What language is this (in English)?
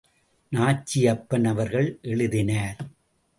Tamil